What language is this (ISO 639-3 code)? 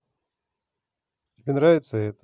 rus